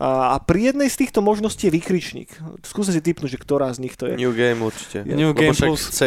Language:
Slovak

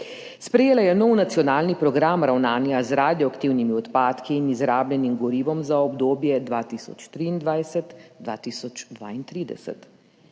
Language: Slovenian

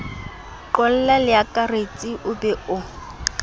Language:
Southern Sotho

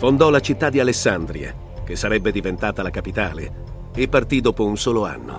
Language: Italian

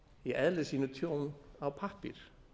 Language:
Icelandic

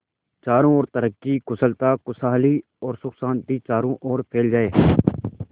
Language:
Hindi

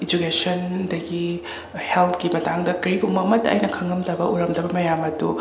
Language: Manipuri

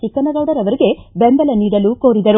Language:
Kannada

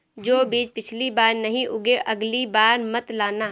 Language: Hindi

